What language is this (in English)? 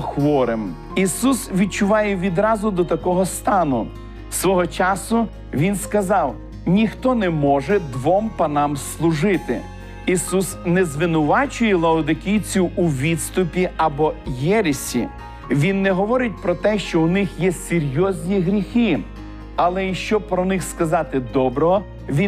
Ukrainian